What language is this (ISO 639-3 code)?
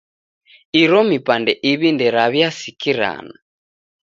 dav